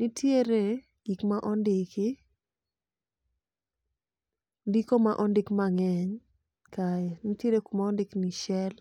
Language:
Luo (Kenya and Tanzania)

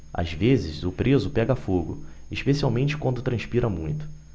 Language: Portuguese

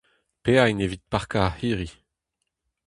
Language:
Breton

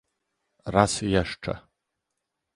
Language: Polish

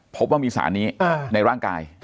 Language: Thai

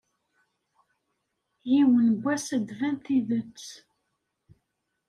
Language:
Kabyle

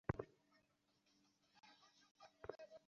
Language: Bangla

